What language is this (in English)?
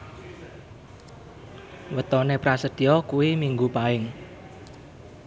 Javanese